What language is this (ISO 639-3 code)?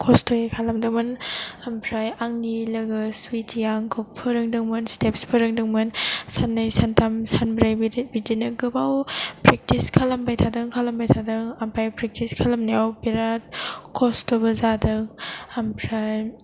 brx